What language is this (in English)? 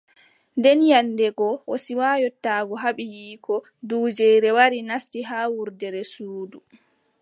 Adamawa Fulfulde